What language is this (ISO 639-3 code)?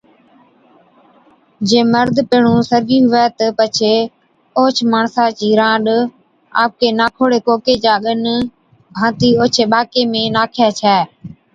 odk